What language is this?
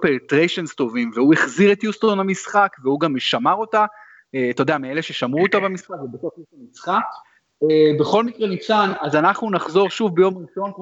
Hebrew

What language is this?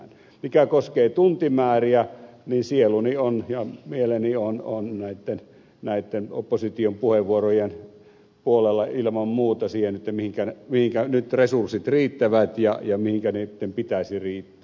Finnish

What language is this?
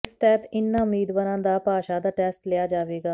Punjabi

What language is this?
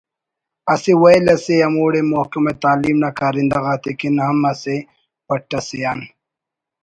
Brahui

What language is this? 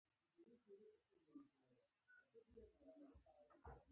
Pashto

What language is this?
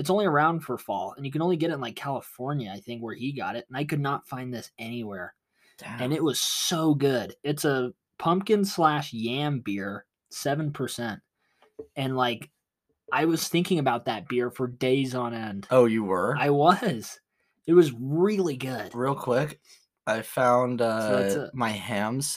English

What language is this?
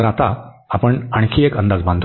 Marathi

